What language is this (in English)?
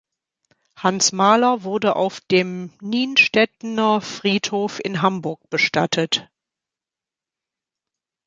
German